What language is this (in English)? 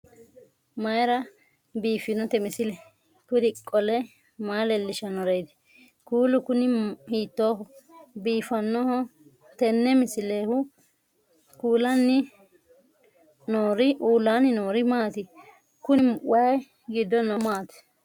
Sidamo